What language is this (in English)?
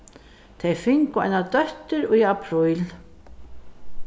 Faroese